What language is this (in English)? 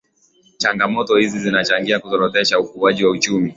Swahili